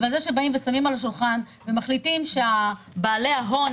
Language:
Hebrew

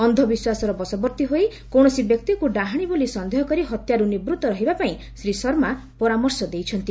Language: Odia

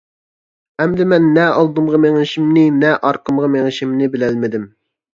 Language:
Uyghur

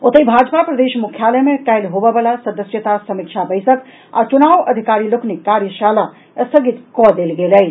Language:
Maithili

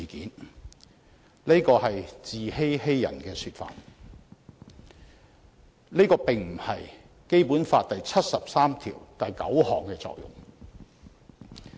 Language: Cantonese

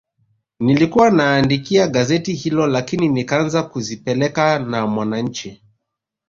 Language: Swahili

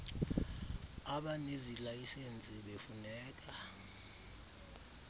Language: Xhosa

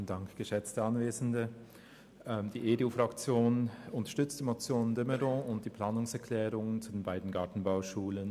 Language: Swiss German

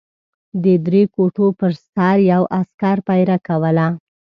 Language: Pashto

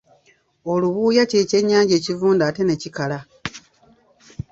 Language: Ganda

